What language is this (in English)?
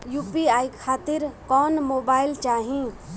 Bhojpuri